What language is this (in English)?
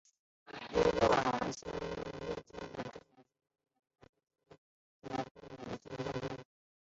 Chinese